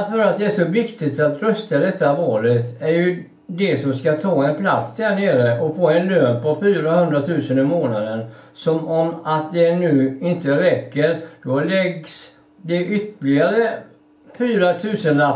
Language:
Swedish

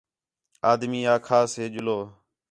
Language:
Khetrani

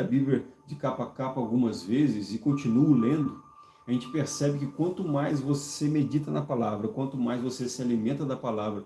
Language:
Portuguese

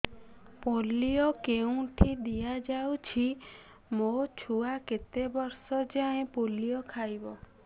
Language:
Odia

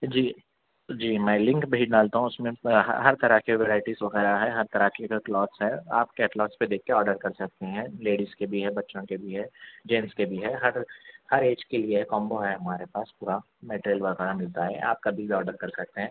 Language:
Urdu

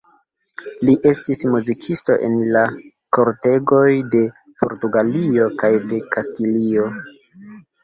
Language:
Esperanto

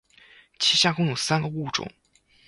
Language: Chinese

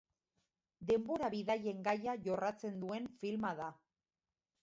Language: Basque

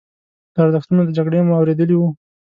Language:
Pashto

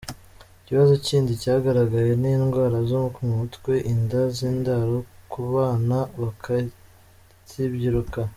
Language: Kinyarwanda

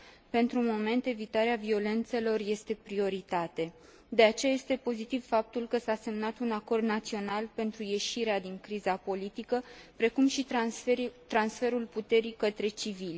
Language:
Romanian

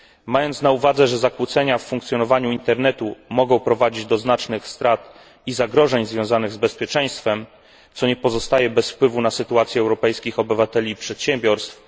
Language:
Polish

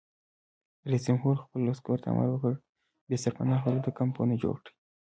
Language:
Pashto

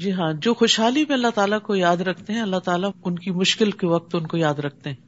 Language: Urdu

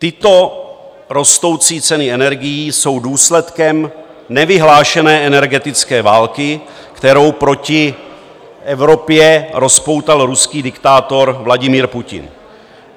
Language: Czech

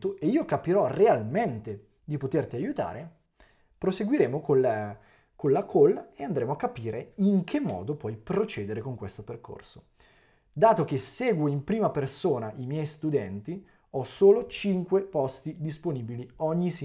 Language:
Italian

